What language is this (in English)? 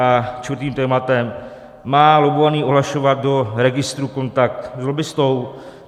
Czech